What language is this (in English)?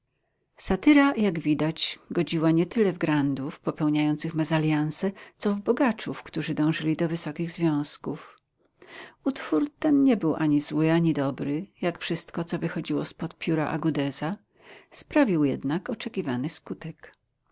Polish